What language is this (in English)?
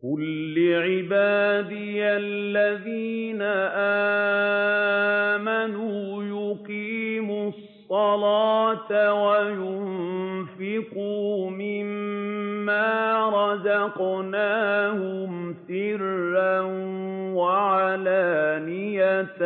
Arabic